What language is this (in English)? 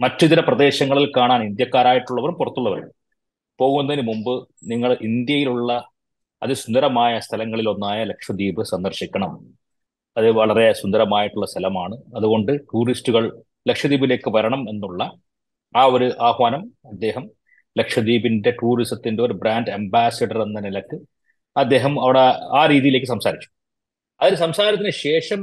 Malayalam